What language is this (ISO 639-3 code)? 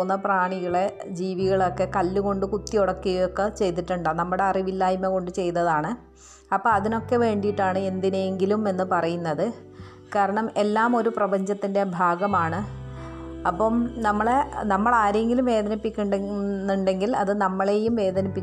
mal